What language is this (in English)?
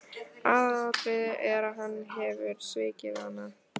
Icelandic